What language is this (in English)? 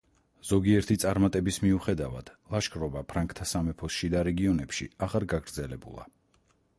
Georgian